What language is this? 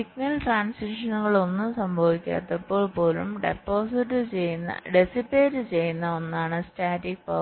Malayalam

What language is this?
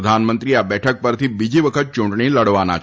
Gujarati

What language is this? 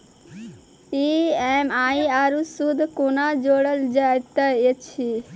Maithili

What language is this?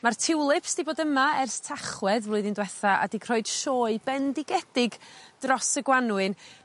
Welsh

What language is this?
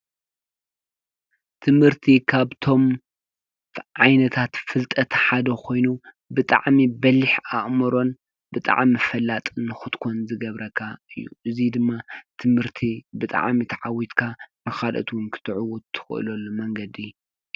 Tigrinya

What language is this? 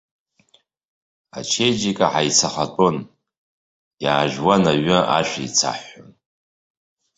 Abkhazian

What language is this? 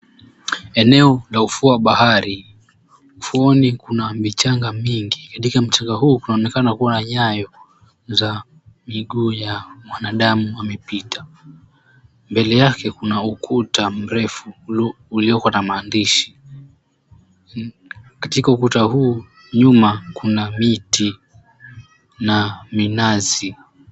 Swahili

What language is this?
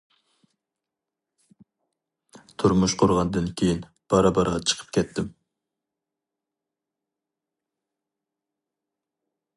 Uyghur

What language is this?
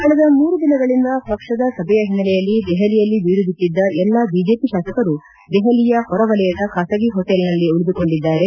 Kannada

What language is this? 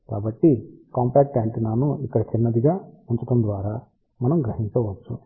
Telugu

